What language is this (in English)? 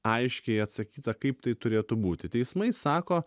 Lithuanian